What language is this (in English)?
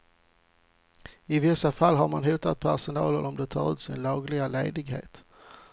Swedish